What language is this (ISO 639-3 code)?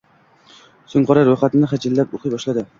uzb